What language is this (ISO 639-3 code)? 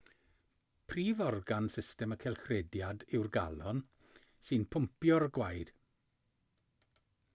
cym